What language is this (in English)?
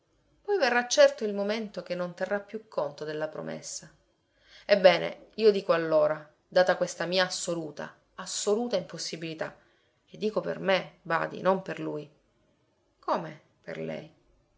Italian